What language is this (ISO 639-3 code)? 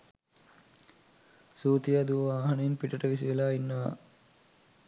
sin